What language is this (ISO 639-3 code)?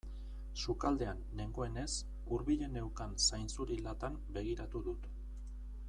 eus